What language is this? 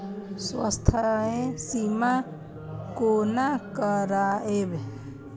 Maithili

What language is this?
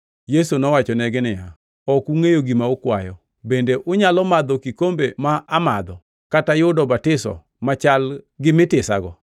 Luo (Kenya and Tanzania)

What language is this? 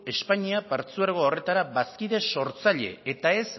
Basque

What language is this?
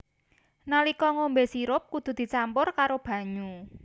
Javanese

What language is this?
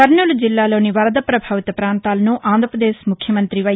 Telugu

